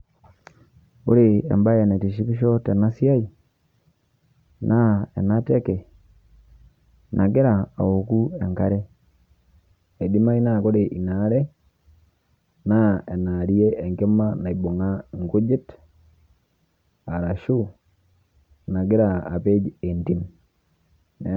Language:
Masai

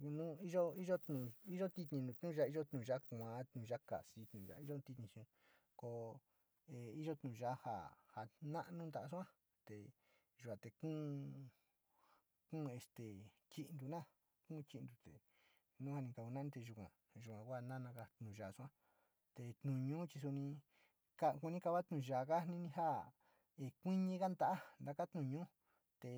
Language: Sinicahua Mixtec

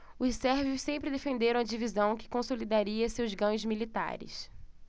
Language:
Portuguese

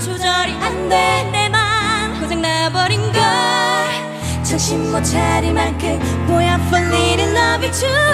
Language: Korean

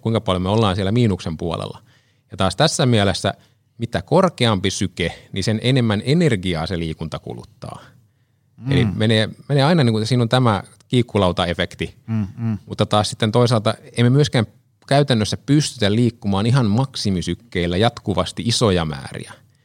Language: Finnish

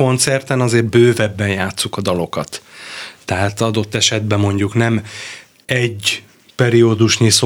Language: Hungarian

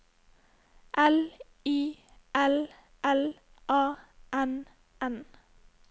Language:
Norwegian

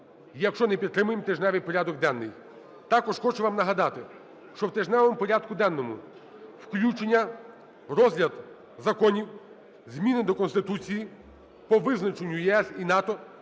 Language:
Ukrainian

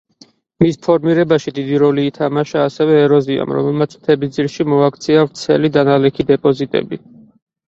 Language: Georgian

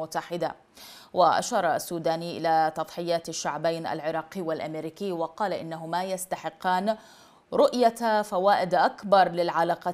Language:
Arabic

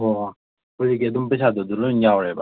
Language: Manipuri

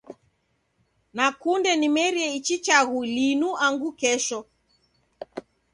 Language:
Taita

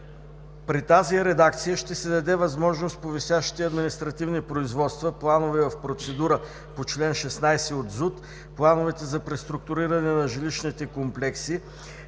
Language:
Bulgarian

